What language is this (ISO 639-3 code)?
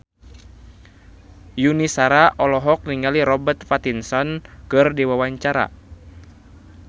sun